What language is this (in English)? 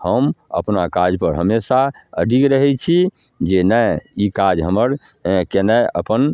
Maithili